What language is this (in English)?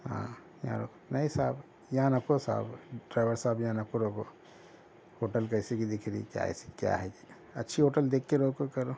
Urdu